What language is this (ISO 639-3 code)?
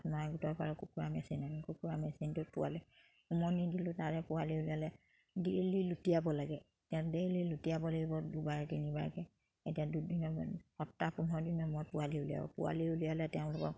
asm